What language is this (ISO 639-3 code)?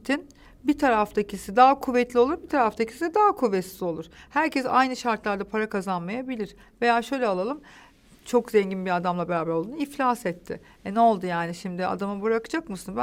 tur